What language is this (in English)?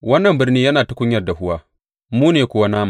Hausa